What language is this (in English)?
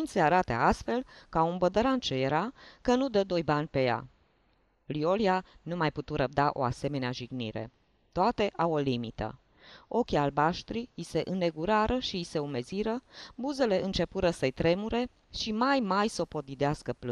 Romanian